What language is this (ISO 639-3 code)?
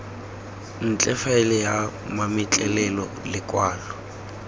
tsn